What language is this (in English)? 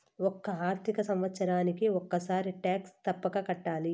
Telugu